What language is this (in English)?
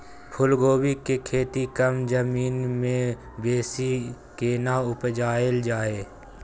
Maithili